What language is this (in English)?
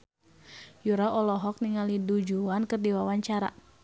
Sundanese